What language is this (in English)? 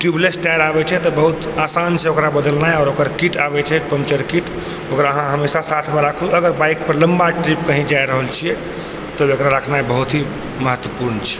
Maithili